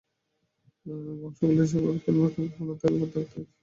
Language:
Bangla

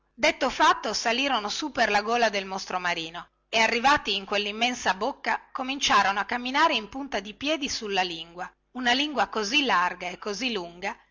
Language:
Italian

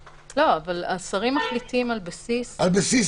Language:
Hebrew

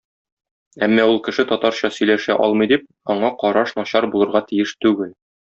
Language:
Tatar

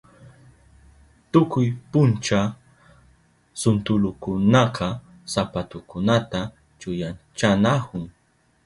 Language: Southern Pastaza Quechua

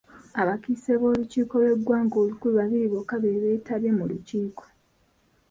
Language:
Ganda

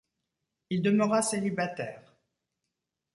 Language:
French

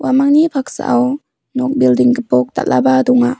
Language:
Garo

